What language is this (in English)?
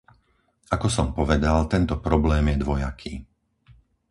Slovak